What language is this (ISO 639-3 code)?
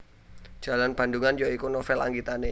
jav